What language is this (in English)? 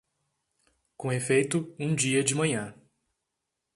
Portuguese